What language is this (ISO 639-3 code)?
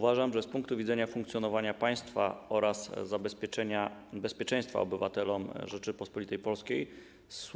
pol